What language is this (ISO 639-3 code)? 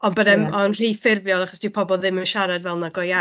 cym